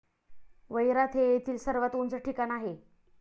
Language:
Marathi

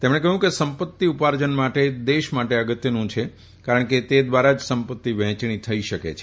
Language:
Gujarati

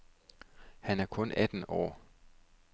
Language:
Danish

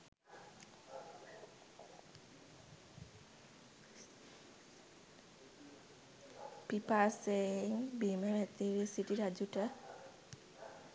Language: Sinhala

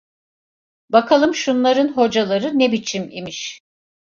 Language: Turkish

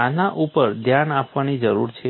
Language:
Gujarati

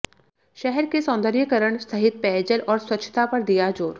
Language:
Hindi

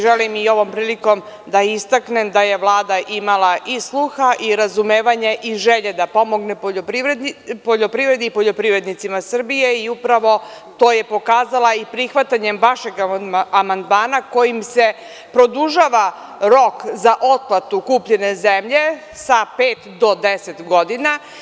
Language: Serbian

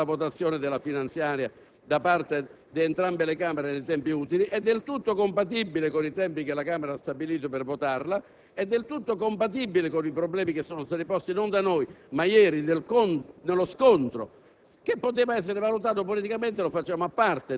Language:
Italian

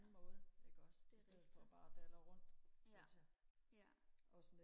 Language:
Danish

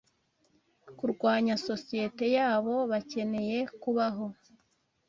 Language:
Kinyarwanda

